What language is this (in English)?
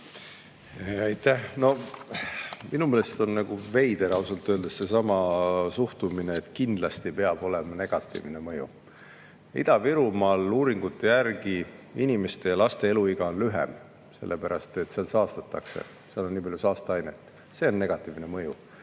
Estonian